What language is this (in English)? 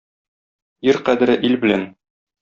Tatar